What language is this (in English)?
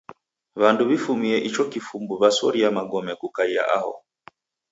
Taita